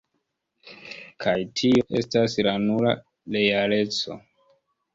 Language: Esperanto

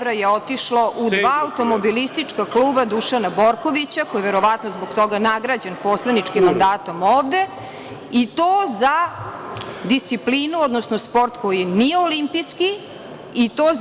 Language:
Serbian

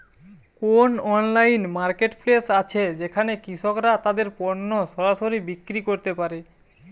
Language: Bangla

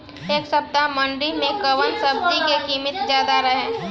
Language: Bhojpuri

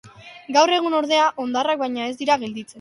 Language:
Basque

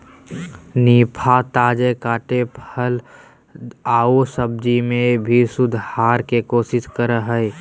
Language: Magahi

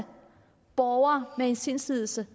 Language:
Danish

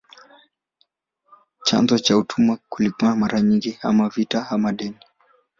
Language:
Swahili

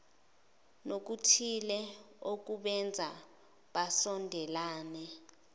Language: Zulu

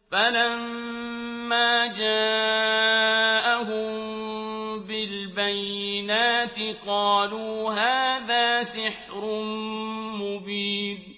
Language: Arabic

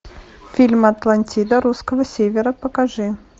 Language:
Russian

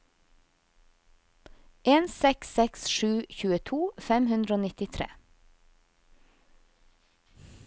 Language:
Norwegian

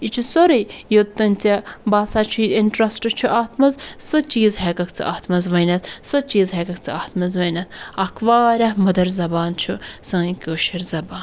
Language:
Kashmiri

